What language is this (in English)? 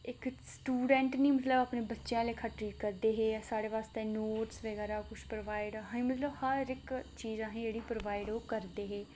Dogri